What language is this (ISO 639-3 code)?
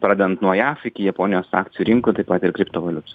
lit